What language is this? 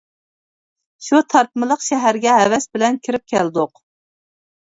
Uyghur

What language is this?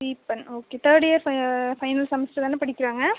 Tamil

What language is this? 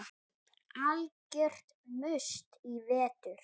Icelandic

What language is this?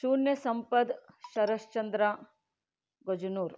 Kannada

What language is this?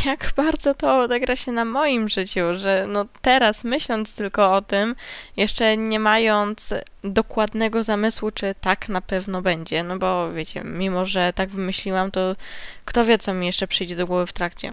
Polish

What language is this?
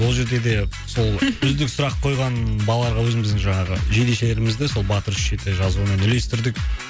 Kazakh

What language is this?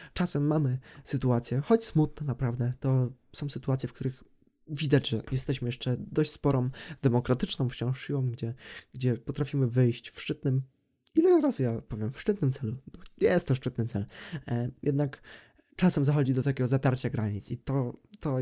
Polish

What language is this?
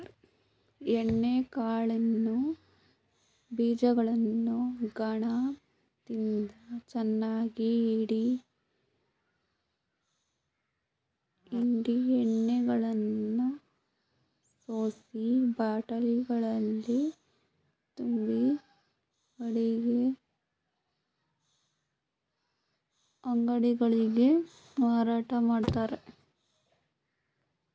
Kannada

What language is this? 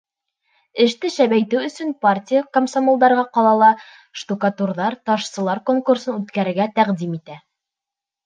Bashkir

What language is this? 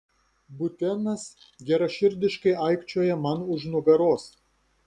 Lithuanian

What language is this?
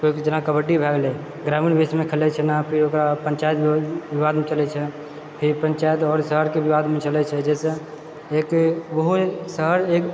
Maithili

